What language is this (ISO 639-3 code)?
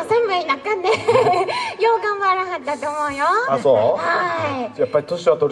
jpn